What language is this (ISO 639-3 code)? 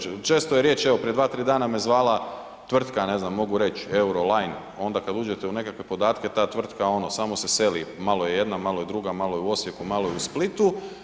hrv